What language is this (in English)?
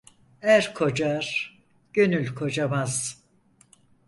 Turkish